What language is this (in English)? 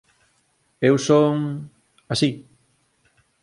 Galician